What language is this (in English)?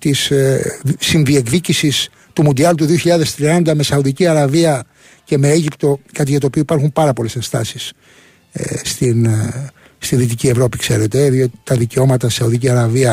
Greek